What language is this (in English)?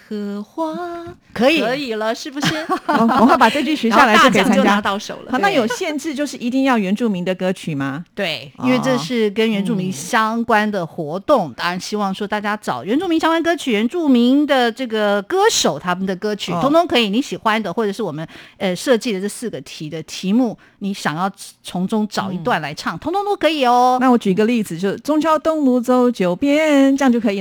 Chinese